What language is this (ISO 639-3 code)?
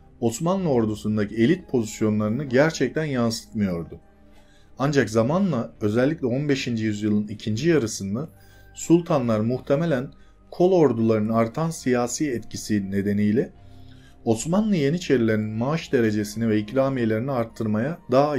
tur